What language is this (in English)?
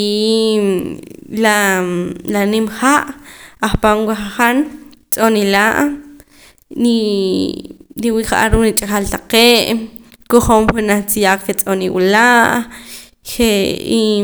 Poqomam